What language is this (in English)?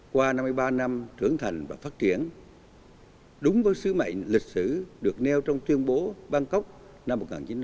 Vietnamese